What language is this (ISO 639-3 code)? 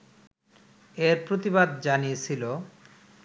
ben